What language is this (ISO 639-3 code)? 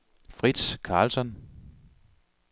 dan